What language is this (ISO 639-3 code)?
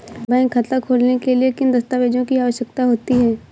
hin